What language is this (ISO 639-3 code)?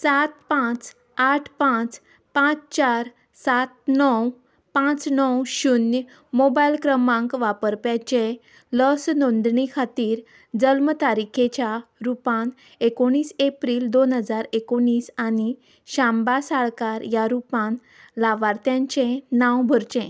kok